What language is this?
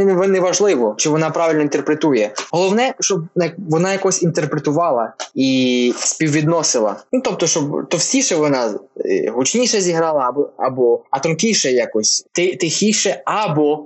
Ukrainian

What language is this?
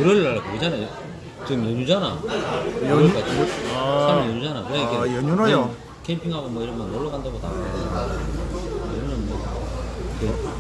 Korean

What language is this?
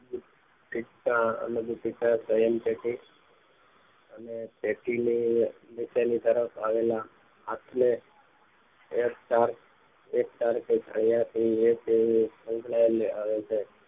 Gujarati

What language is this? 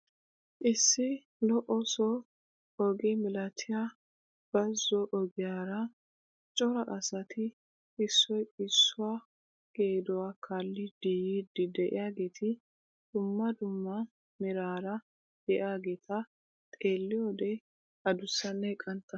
Wolaytta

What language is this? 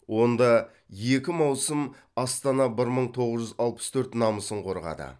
Kazakh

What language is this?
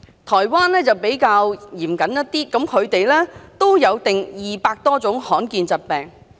Cantonese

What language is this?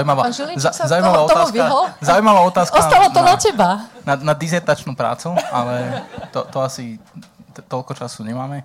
Slovak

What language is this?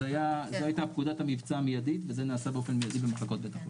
Hebrew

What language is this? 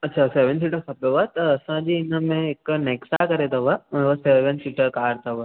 Sindhi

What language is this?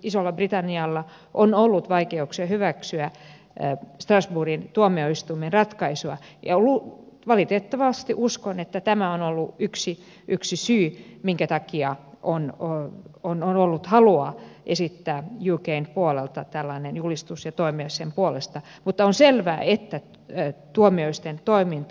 Finnish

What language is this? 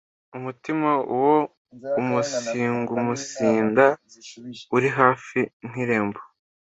Kinyarwanda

